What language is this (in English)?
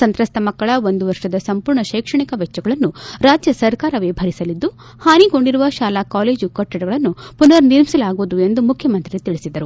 Kannada